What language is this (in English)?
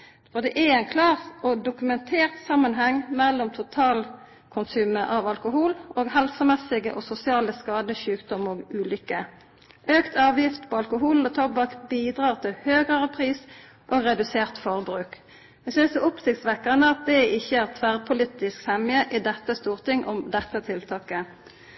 Norwegian Nynorsk